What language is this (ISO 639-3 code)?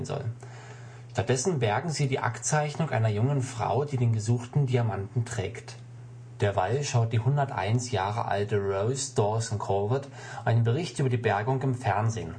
deu